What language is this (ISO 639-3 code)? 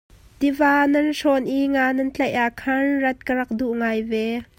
cnh